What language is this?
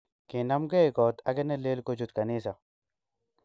Kalenjin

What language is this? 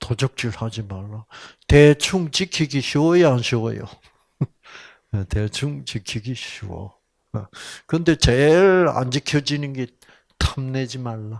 Korean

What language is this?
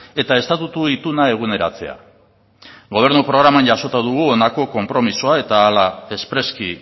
Basque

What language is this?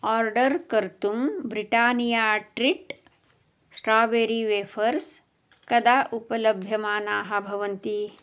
Sanskrit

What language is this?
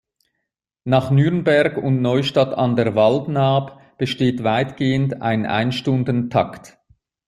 German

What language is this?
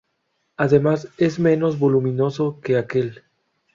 Spanish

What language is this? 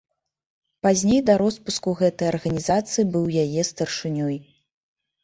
Belarusian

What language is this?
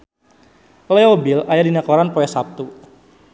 Sundanese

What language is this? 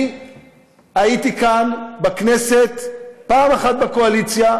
Hebrew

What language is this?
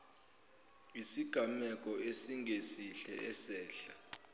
Zulu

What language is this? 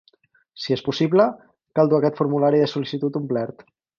Catalan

